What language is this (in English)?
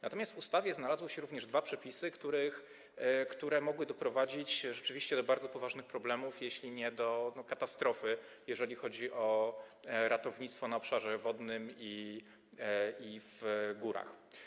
Polish